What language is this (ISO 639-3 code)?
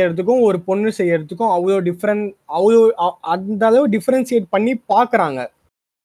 tam